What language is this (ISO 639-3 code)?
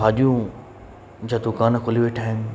snd